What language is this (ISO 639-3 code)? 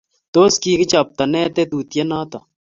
kln